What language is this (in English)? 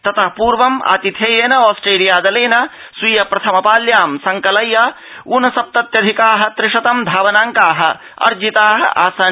Sanskrit